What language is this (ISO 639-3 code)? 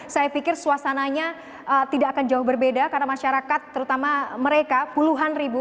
ind